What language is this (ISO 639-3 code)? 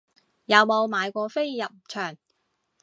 yue